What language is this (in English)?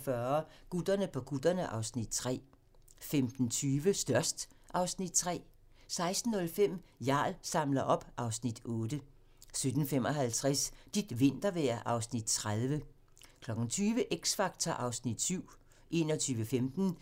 Danish